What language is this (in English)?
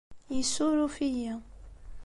Kabyle